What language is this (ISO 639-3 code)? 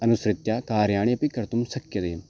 san